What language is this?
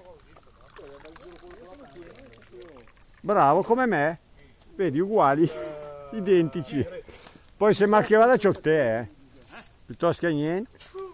Italian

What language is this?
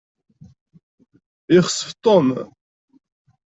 Kabyle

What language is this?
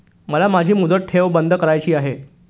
Marathi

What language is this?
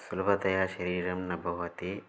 Sanskrit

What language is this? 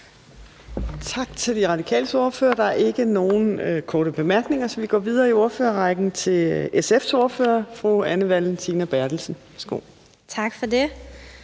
Danish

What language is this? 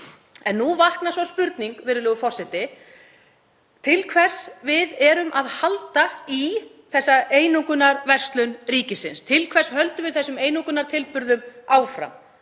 Icelandic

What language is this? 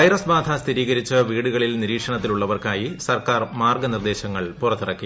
Malayalam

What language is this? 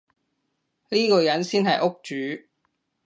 Cantonese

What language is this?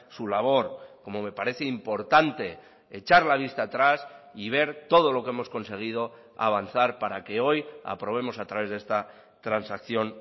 Spanish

